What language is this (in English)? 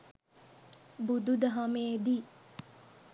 Sinhala